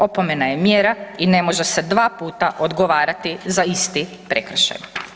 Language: Croatian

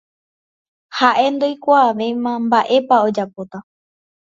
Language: Guarani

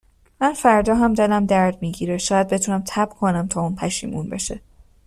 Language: Persian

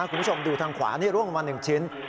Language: Thai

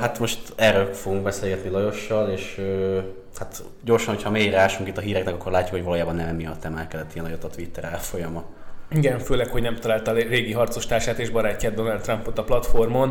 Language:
Hungarian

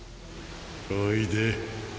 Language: Japanese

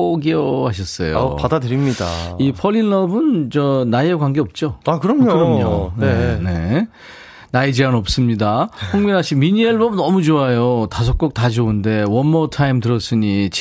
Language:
Korean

